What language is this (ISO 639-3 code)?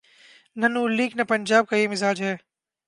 urd